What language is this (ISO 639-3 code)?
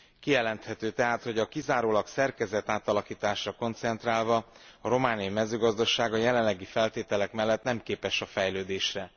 hun